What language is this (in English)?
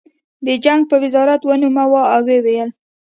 Pashto